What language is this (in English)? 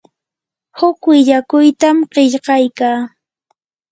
Yanahuanca Pasco Quechua